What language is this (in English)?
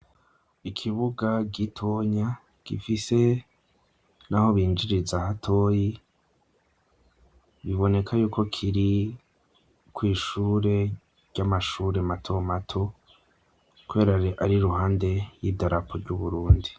Rundi